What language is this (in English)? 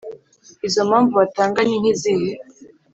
Kinyarwanda